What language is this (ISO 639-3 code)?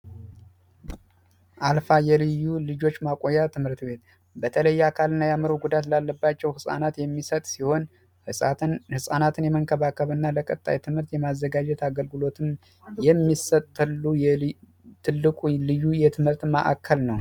amh